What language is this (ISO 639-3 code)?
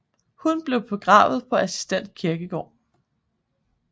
dan